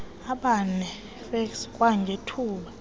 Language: Xhosa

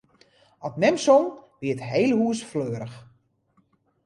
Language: Western Frisian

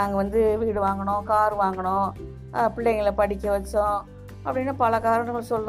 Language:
Tamil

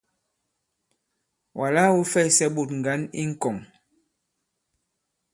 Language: Bankon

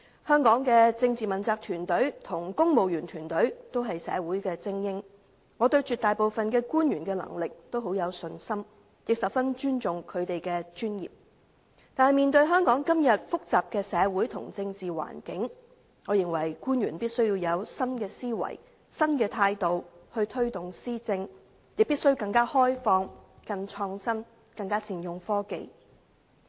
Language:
Cantonese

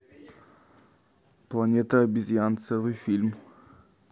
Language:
Russian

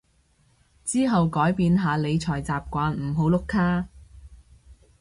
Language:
Cantonese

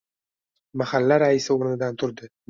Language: Uzbek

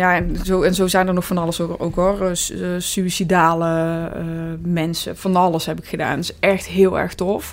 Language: Dutch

